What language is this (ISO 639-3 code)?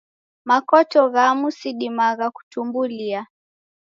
dav